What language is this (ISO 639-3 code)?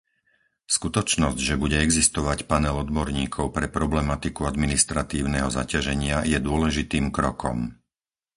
slk